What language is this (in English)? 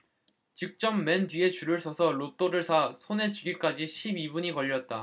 Korean